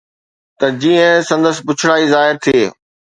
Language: Sindhi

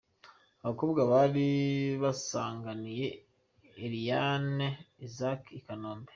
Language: Kinyarwanda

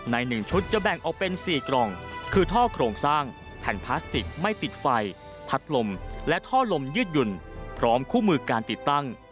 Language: Thai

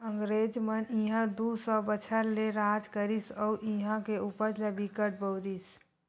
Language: Chhattisgarhi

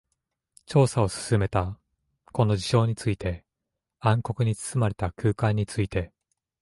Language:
Japanese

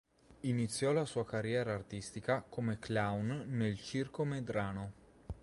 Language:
Italian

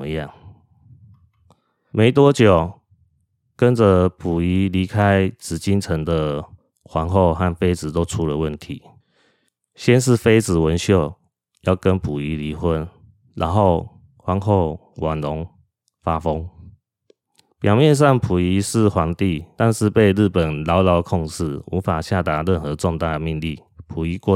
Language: Chinese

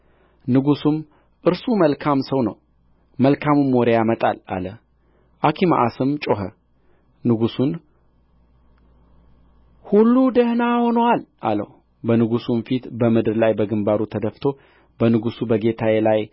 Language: Amharic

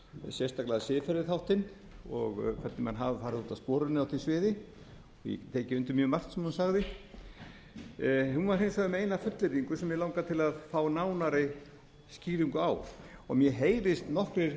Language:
Icelandic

